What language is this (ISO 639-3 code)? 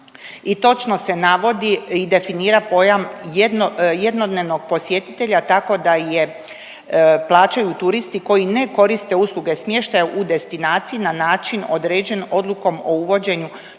hrv